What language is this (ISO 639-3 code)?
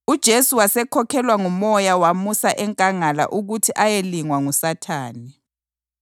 nde